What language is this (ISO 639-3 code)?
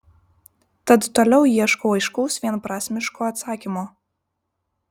lit